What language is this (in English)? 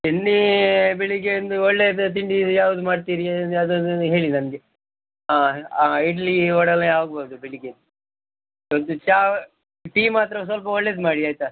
Kannada